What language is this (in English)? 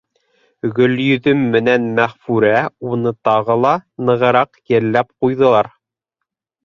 Bashkir